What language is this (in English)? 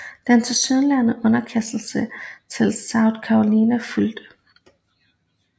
Danish